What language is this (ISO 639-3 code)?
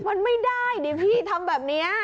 tha